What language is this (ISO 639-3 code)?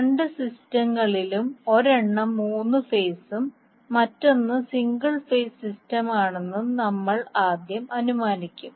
mal